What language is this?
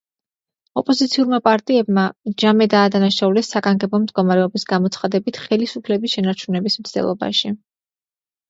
Georgian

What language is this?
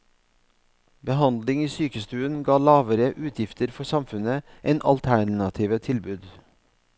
Norwegian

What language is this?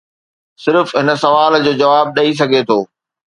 Sindhi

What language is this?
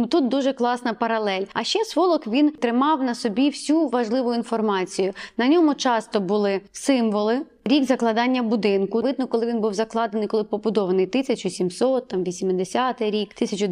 Ukrainian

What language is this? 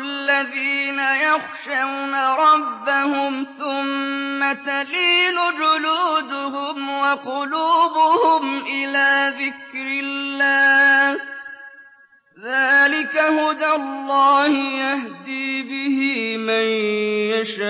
Arabic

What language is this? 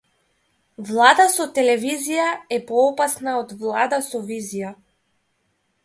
Macedonian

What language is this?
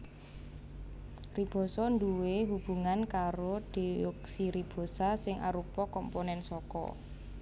Javanese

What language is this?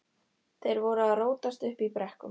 Icelandic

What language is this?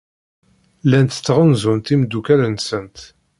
Kabyle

